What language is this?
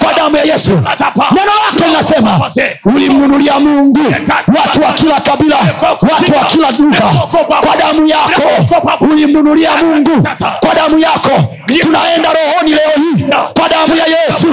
Swahili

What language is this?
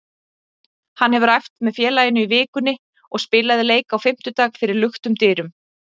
Icelandic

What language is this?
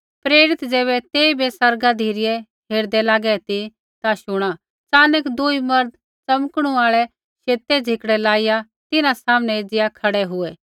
Kullu Pahari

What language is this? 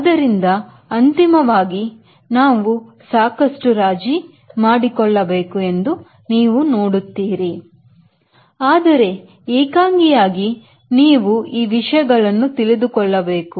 Kannada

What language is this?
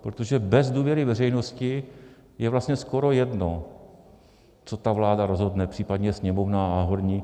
Czech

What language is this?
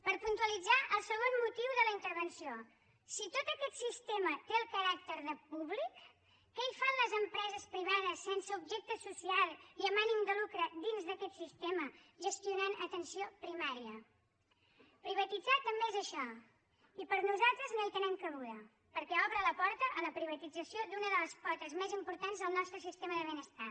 Catalan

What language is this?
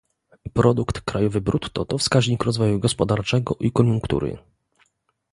Polish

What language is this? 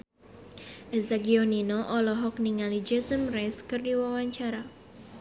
Sundanese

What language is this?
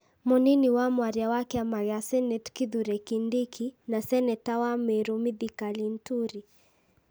Kikuyu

